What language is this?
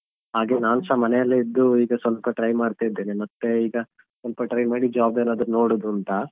Kannada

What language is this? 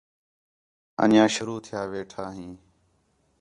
Khetrani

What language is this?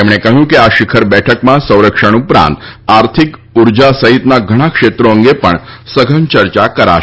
Gujarati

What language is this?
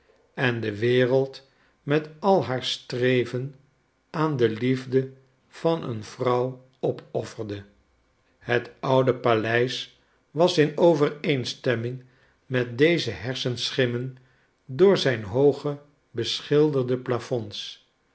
Dutch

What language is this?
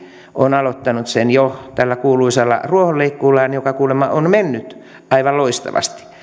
Finnish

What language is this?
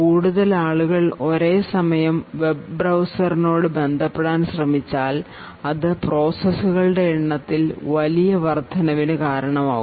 Malayalam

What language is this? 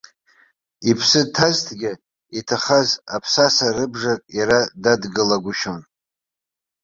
Abkhazian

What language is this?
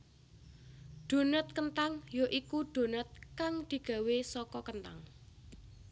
Javanese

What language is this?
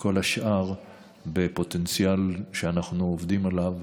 Hebrew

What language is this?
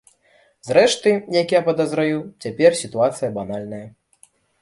Belarusian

